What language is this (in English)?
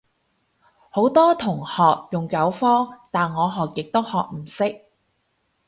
Cantonese